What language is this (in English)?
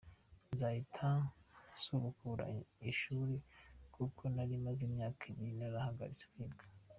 Kinyarwanda